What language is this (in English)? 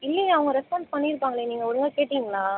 Tamil